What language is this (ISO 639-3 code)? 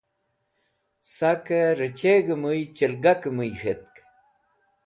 wbl